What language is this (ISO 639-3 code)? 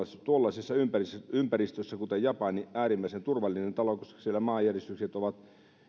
fin